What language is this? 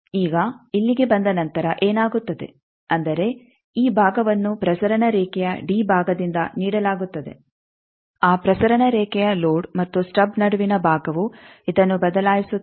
Kannada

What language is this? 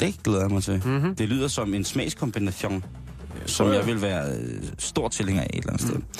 Danish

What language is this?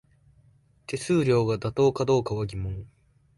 Japanese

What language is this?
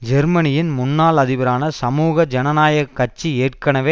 Tamil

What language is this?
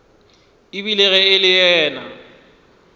Northern Sotho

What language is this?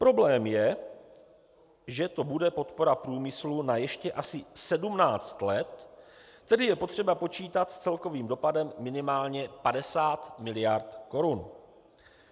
Czech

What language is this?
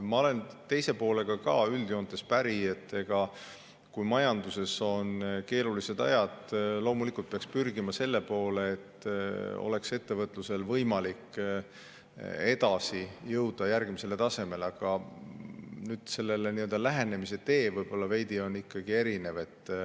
Estonian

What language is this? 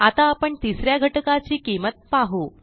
Marathi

